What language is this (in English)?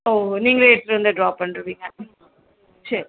Tamil